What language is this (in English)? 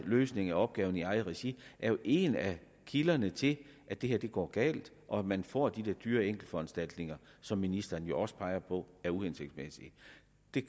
Danish